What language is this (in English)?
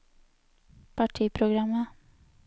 Norwegian